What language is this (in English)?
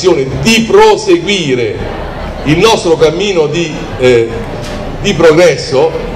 Italian